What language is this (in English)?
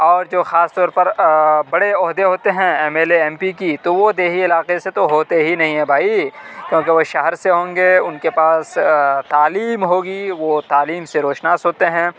Urdu